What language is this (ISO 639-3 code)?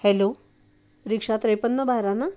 mar